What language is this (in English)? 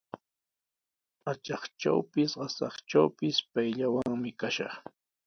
Sihuas Ancash Quechua